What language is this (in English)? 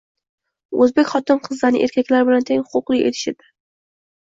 Uzbek